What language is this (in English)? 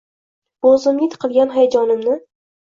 Uzbek